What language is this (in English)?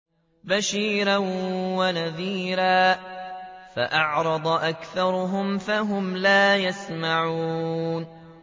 Arabic